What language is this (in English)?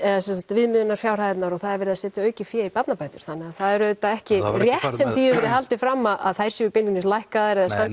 Icelandic